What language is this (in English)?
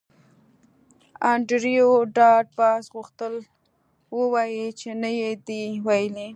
Pashto